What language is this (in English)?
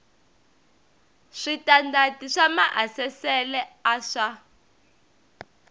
Tsonga